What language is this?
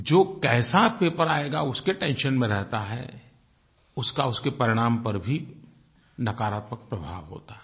Hindi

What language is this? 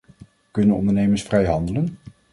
Dutch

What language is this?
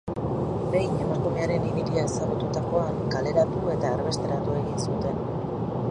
Basque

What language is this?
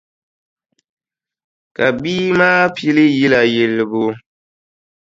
Dagbani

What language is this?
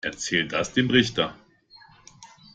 German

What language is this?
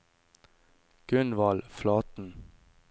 Norwegian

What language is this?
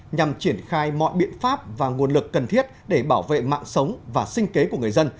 Vietnamese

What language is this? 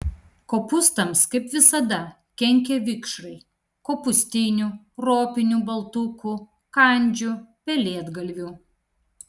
Lithuanian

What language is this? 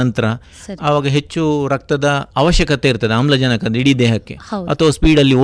Kannada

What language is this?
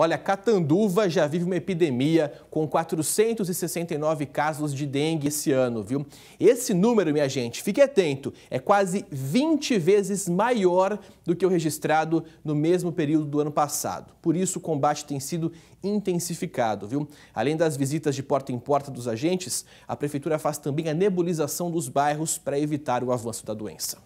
Portuguese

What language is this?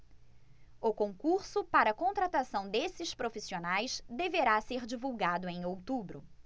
Portuguese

